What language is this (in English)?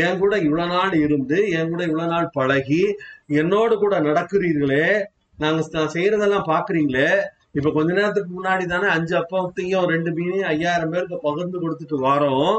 Tamil